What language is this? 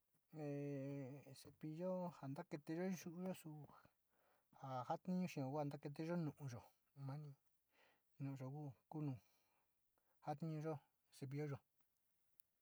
Sinicahua Mixtec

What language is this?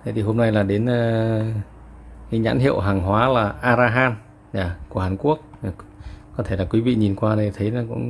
Vietnamese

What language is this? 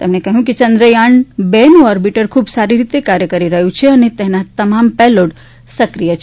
Gujarati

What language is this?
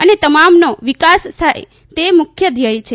Gujarati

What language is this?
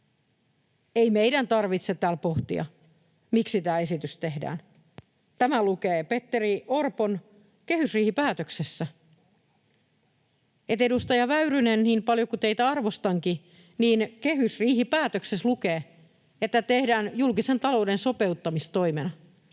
Finnish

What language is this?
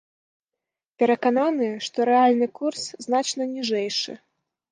Belarusian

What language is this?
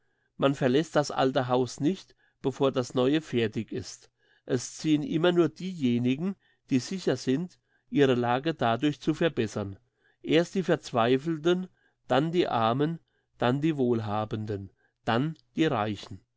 German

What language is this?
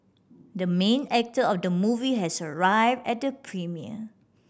English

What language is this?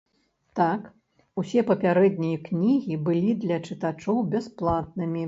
Belarusian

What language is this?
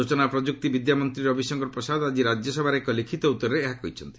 Odia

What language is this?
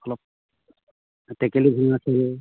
Assamese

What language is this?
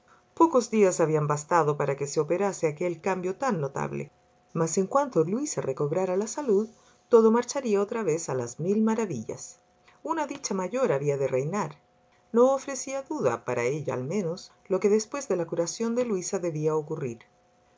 Spanish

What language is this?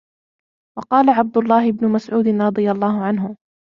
Arabic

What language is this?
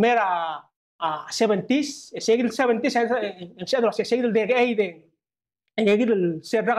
Arabic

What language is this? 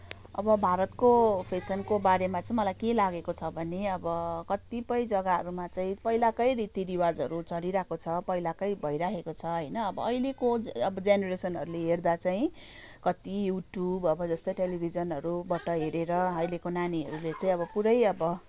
Nepali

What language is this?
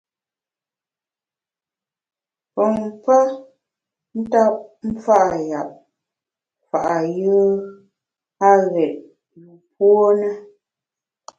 Bamun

